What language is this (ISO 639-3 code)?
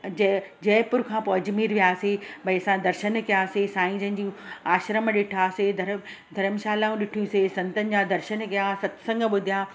snd